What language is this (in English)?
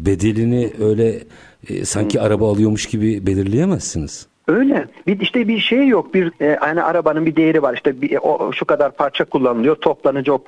Turkish